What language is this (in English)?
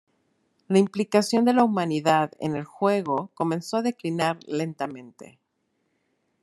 Spanish